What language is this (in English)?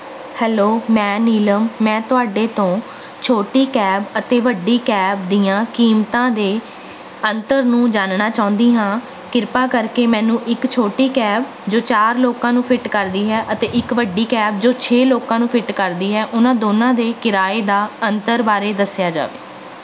Punjabi